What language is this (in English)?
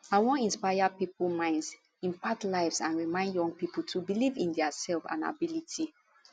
Nigerian Pidgin